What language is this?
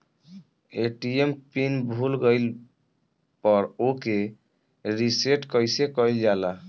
Bhojpuri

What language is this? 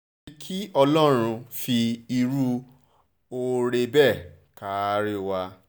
Yoruba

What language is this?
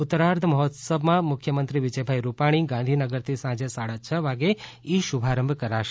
Gujarati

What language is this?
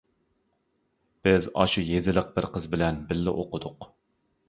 Uyghur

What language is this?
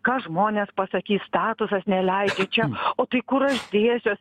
Lithuanian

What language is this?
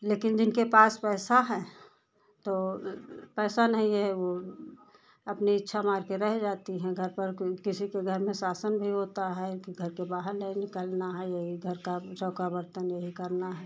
Hindi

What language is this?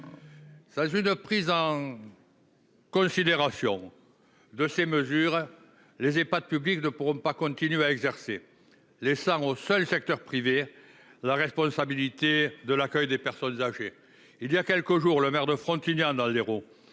French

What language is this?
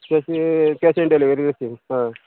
Konkani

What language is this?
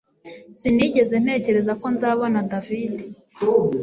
Kinyarwanda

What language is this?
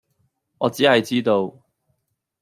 Cantonese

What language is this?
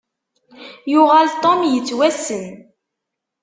Kabyle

